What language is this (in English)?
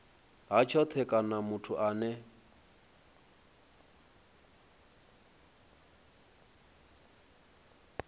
Venda